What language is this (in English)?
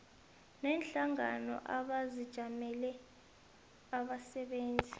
South Ndebele